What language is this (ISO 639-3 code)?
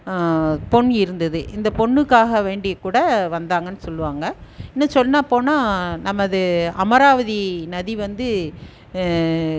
tam